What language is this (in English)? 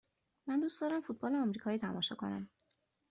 Persian